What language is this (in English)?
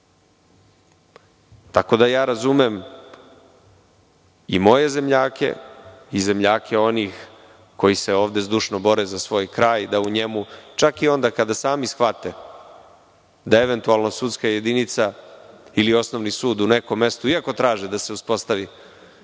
Serbian